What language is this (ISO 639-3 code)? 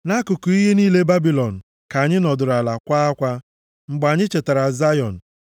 ibo